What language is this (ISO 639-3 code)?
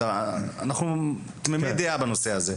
heb